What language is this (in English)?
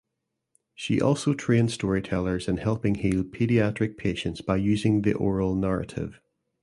English